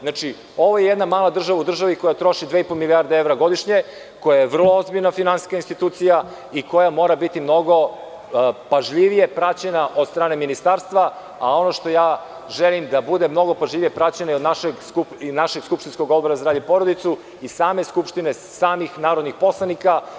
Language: Serbian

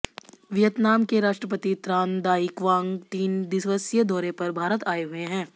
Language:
Hindi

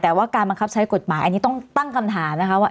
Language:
Thai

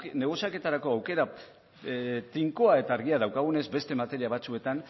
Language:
Basque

